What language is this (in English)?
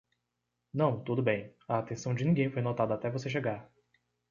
Portuguese